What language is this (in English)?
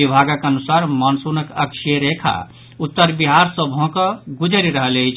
Maithili